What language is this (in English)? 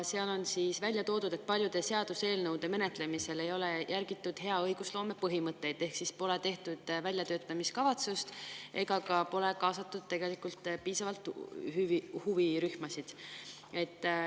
Estonian